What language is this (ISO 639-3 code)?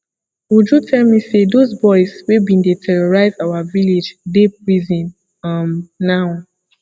pcm